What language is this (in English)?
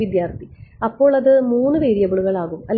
Malayalam